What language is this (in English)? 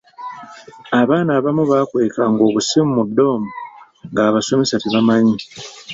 Ganda